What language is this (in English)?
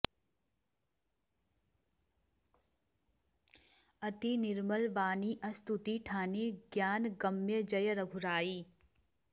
Sanskrit